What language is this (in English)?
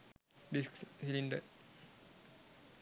Sinhala